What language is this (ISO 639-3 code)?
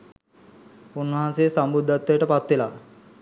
sin